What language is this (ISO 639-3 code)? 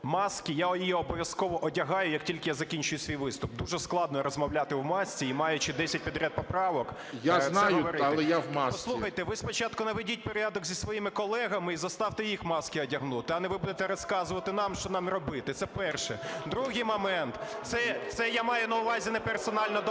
ukr